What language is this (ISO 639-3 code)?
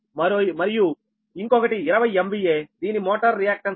tel